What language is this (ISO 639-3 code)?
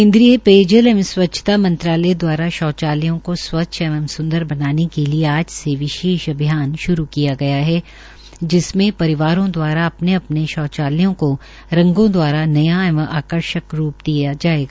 hin